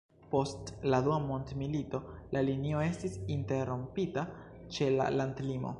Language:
Esperanto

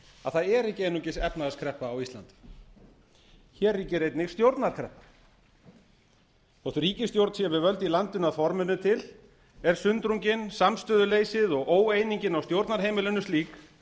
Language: Icelandic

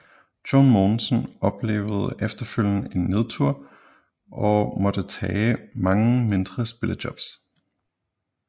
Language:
Danish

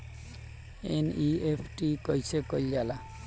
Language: Bhojpuri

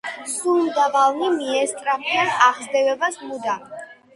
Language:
Georgian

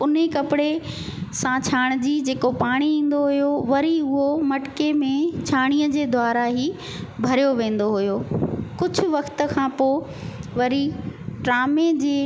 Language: Sindhi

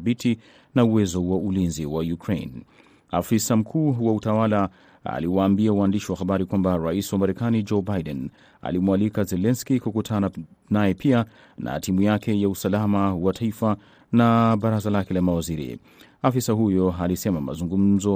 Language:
Swahili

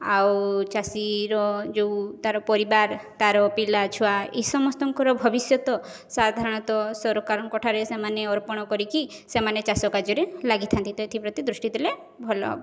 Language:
Odia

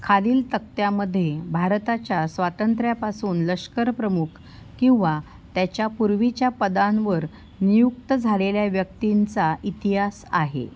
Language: Marathi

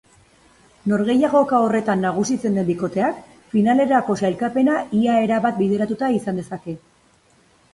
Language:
Basque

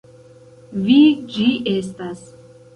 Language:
Esperanto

